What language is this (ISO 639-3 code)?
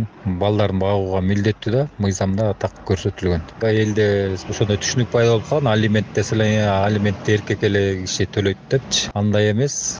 tur